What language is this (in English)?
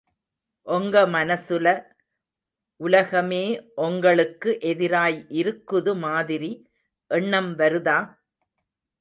Tamil